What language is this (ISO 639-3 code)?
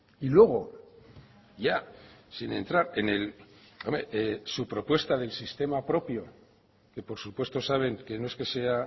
spa